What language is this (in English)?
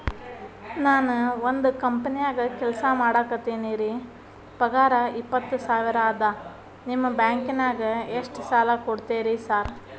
Kannada